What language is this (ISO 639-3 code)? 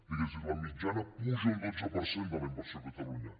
cat